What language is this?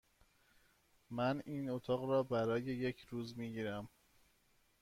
Persian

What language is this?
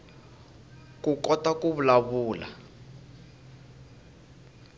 Tsonga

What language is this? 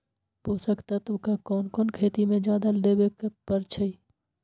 Magahi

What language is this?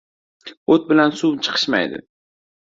Uzbek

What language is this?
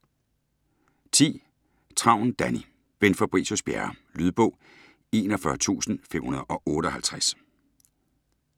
Danish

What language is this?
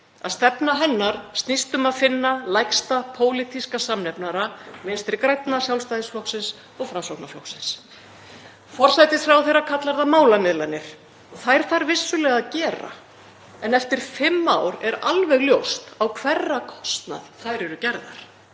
Icelandic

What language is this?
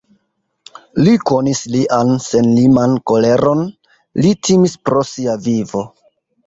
Esperanto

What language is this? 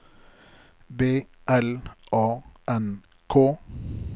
Norwegian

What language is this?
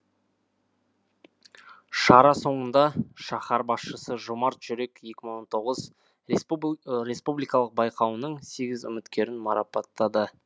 Kazakh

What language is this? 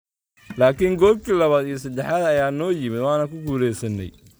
Somali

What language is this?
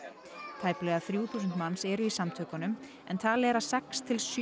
Icelandic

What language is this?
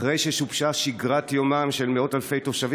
Hebrew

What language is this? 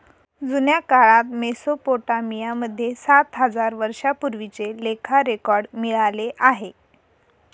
Marathi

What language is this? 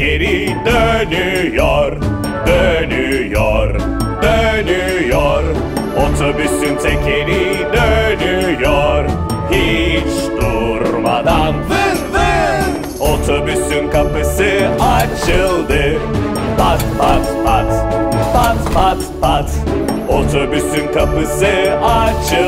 Romanian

